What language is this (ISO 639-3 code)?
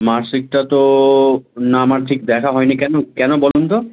ben